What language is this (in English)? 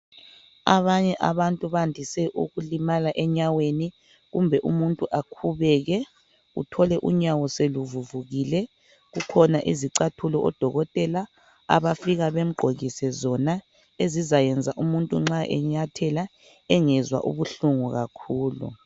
North Ndebele